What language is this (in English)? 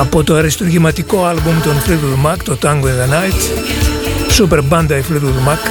Greek